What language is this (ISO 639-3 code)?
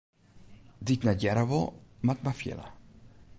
fry